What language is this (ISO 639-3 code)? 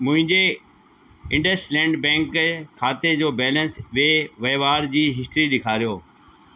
snd